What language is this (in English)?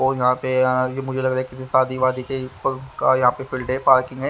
Hindi